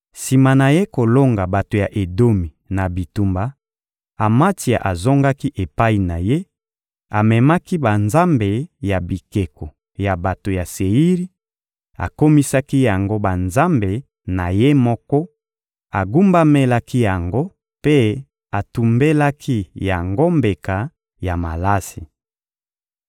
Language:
Lingala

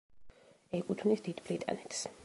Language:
Georgian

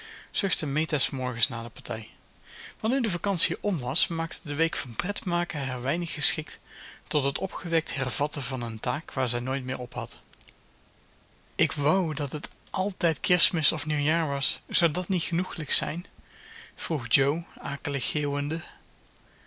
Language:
Dutch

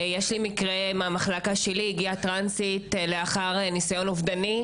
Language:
Hebrew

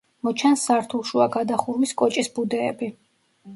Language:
Georgian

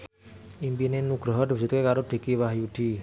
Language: Javanese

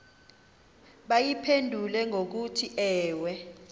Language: Xhosa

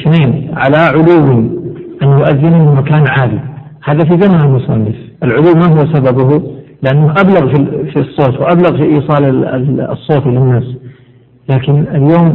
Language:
Arabic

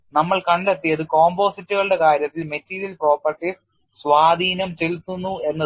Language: Malayalam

